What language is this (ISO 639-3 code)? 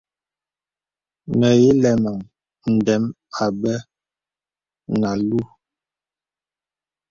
beb